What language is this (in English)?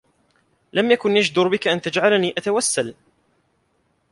Arabic